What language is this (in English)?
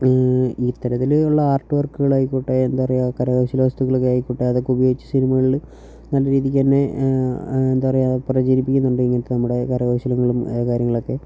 Malayalam